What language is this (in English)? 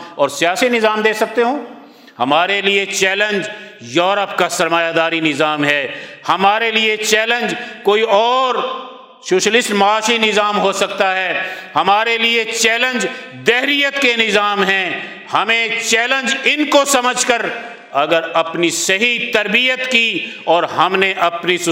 Urdu